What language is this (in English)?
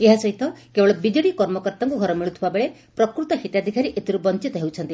Odia